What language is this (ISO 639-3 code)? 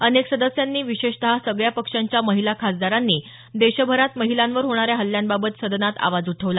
mar